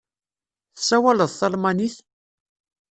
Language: Kabyle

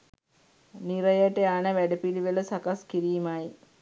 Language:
Sinhala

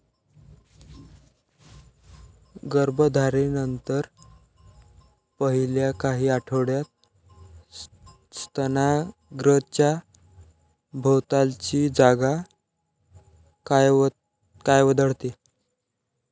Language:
Marathi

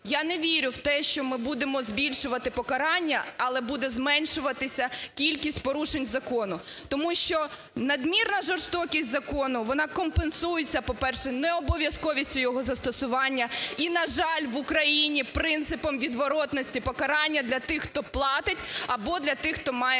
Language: Ukrainian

